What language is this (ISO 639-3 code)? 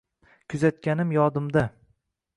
uzb